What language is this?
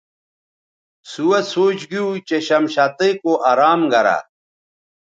Bateri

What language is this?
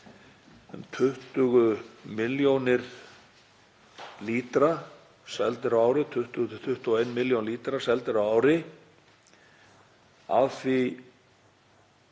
Icelandic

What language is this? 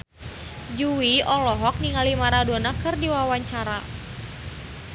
Sundanese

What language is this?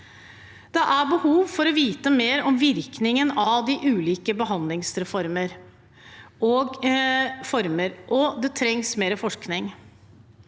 Norwegian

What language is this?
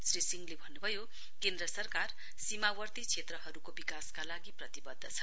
Nepali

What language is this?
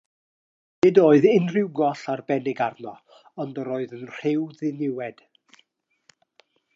Welsh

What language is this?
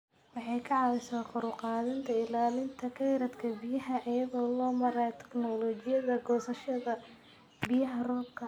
Somali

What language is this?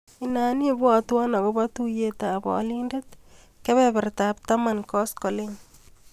Kalenjin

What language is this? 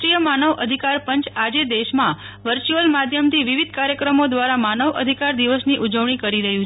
Gujarati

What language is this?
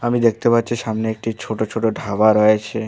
Bangla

